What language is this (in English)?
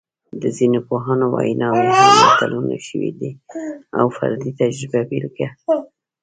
Pashto